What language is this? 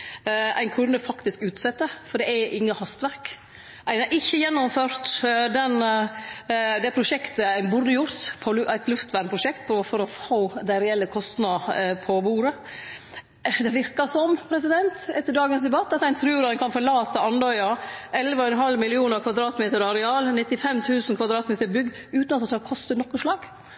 Norwegian Nynorsk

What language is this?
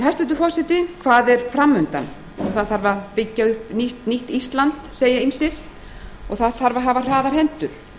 Icelandic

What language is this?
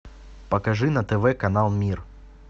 Russian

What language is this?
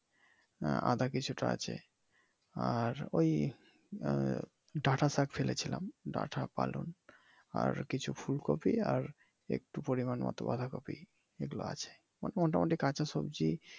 Bangla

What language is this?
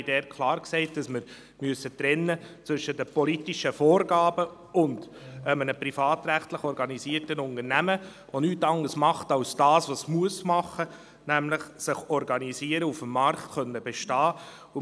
Swiss German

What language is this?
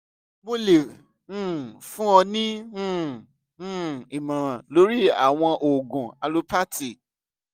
Yoruba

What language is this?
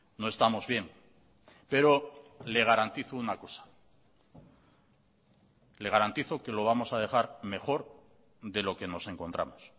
Spanish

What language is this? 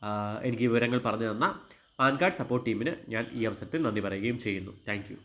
Malayalam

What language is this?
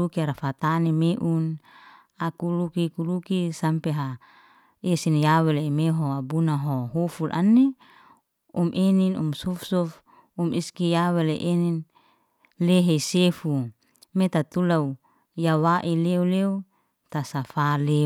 Liana-Seti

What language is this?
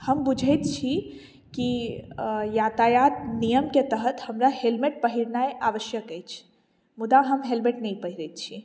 Maithili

